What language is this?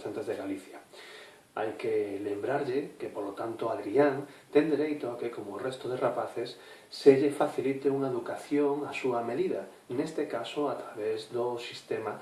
Galician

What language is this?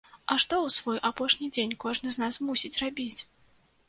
Belarusian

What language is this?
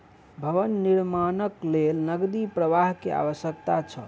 Maithili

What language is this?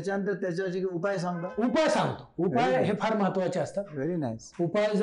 Marathi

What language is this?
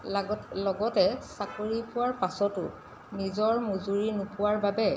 Assamese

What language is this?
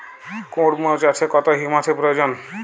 Bangla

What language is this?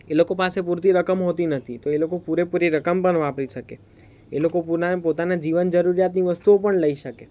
Gujarati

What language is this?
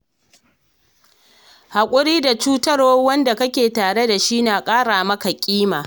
Hausa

